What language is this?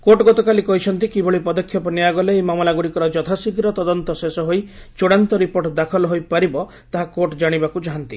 Odia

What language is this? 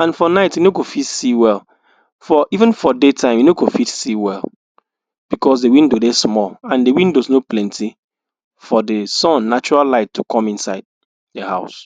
Nigerian Pidgin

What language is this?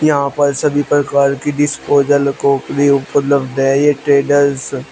Hindi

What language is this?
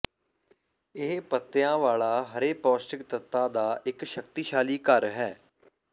Punjabi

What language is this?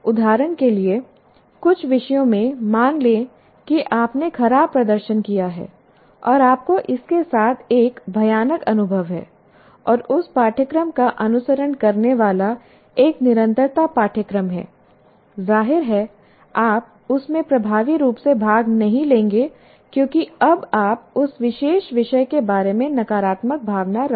Hindi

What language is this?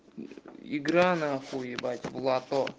Russian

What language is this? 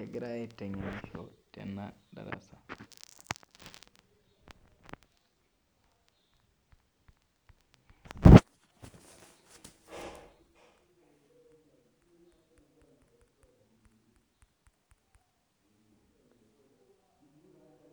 Masai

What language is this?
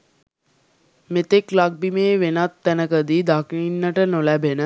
Sinhala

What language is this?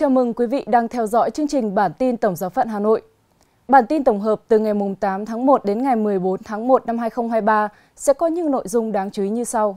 Vietnamese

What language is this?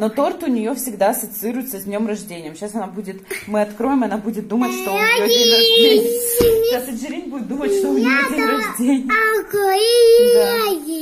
Russian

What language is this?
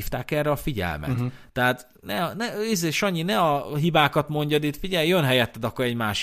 Hungarian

